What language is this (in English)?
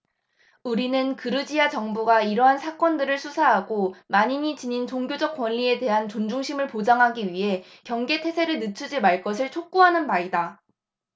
Korean